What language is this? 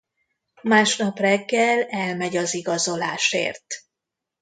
Hungarian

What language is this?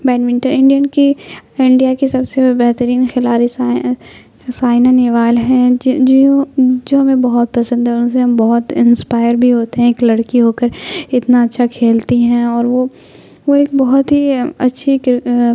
Urdu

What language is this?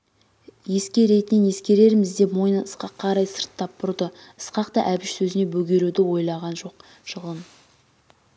Kazakh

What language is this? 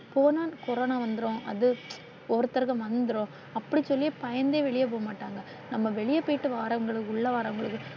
Tamil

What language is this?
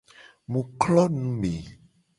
Gen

